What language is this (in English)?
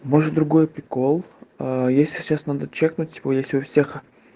Russian